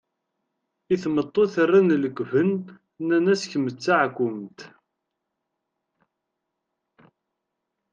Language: Kabyle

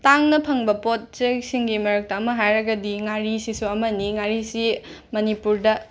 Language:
Manipuri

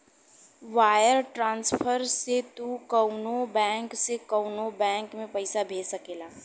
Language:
Bhojpuri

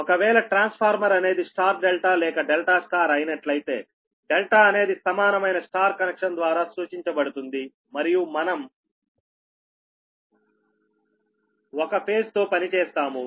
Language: Telugu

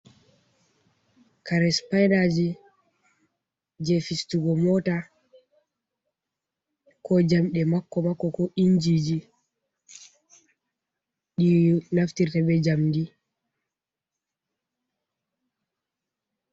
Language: Fula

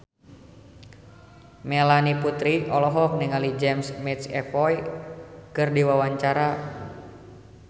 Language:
Sundanese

